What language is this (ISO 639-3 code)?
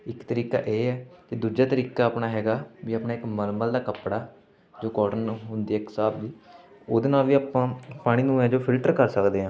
pan